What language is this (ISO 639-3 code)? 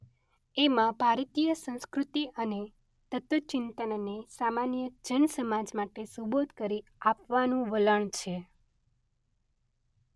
guj